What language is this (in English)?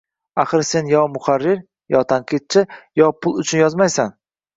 Uzbek